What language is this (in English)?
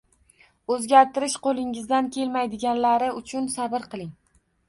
Uzbek